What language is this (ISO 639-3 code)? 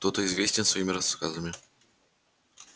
rus